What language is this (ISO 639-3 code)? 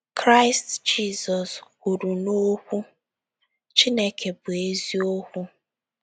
ibo